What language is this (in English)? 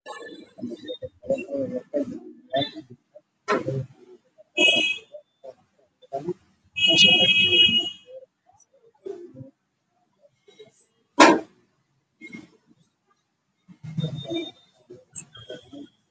Somali